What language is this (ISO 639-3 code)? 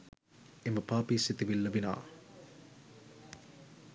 sin